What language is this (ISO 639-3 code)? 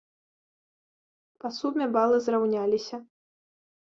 bel